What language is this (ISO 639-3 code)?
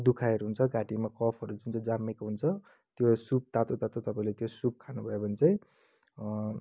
nep